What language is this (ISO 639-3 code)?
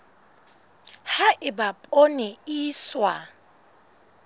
sot